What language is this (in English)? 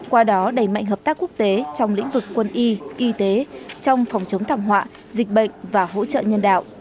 Vietnamese